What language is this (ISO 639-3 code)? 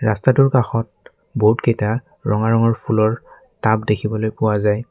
asm